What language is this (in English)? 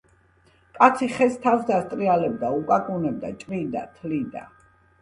Georgian